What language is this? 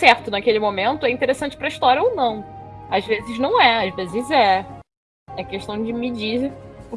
Portuguese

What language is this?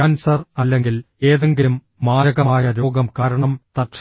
Malayalam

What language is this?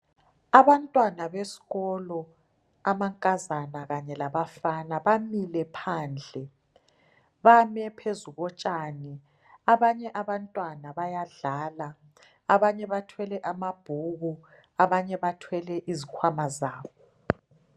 North Ndebele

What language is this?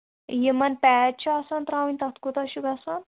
Kashmiri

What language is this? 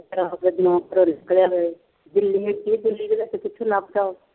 Punjabi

